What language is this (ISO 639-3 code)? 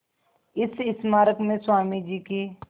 hin